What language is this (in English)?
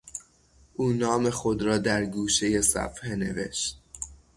Persian